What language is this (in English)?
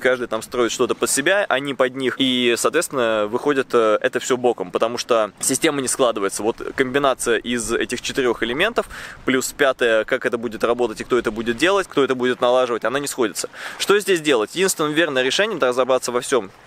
Russian